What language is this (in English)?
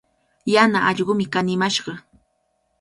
Cajatambo North Lima Quechua